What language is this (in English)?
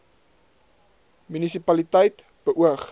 Afrikaans